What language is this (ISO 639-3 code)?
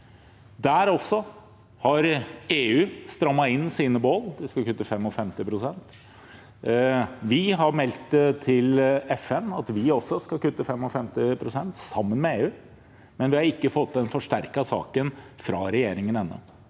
nor